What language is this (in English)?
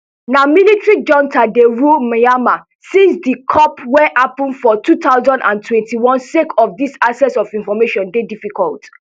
Nigerian Pidgin